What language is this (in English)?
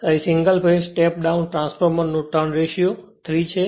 Gujarati